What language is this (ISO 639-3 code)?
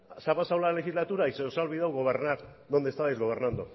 spa